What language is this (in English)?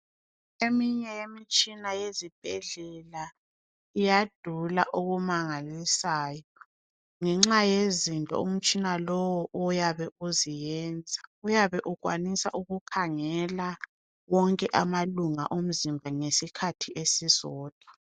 North Ndebele